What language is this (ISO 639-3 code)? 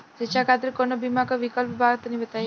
bho